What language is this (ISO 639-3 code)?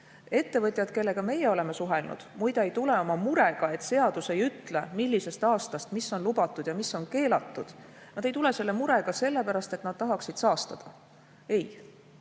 est